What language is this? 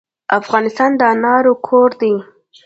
Pashto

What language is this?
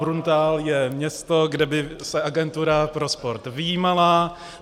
Czech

